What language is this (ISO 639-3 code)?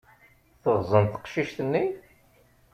kab